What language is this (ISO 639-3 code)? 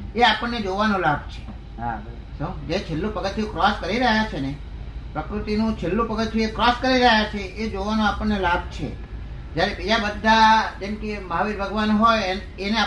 guj